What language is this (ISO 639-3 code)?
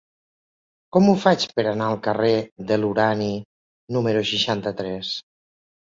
cat